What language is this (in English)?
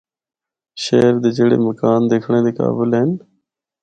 Northern Hindko